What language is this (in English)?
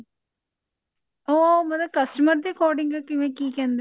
Punjabi